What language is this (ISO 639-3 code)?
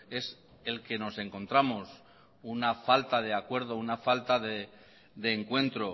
spa